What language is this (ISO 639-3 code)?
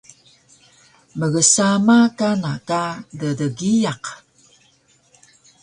trv